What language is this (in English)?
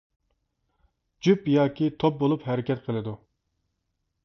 Uyghur